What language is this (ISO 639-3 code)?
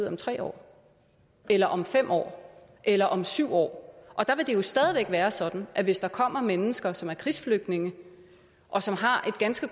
dan